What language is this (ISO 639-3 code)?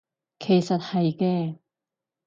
yue